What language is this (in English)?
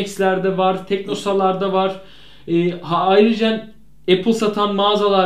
Turkish